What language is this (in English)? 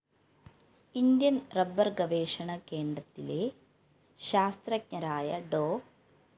Malayalam